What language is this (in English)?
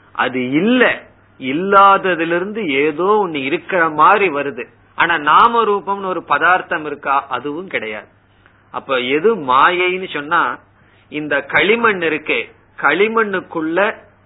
Tamil